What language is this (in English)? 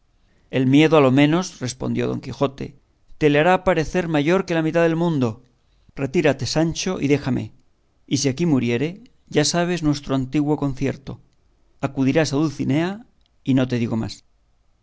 Spanish